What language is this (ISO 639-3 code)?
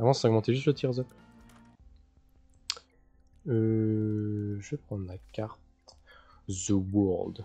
fra